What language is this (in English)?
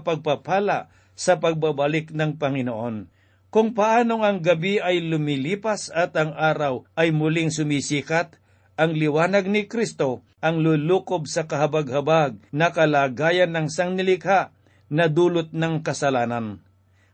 Filipino